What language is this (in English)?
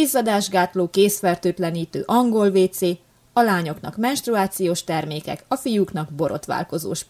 Hungarian